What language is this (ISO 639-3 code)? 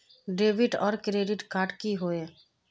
mag